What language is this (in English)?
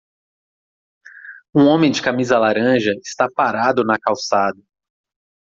Portuguese